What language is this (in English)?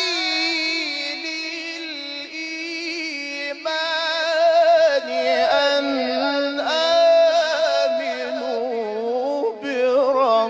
Arabic